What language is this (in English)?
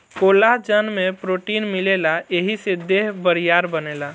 Bhojpuri